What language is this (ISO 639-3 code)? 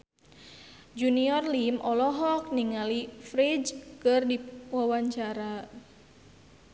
sun